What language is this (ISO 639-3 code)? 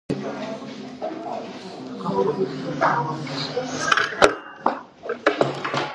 kat